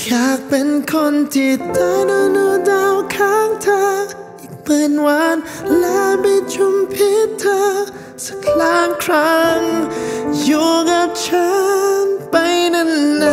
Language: Thai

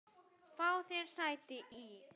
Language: Icelandic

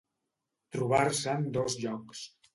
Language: Catalan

